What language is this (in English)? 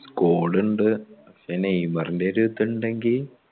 Malayalam